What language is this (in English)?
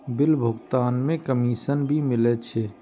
Maithili